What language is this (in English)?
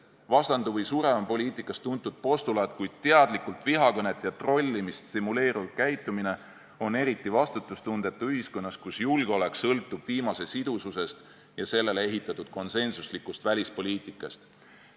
Estonian